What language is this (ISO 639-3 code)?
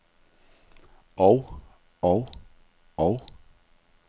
dan